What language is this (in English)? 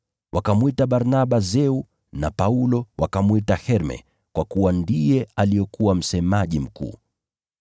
Swahili